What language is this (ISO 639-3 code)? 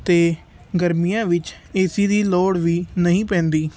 pan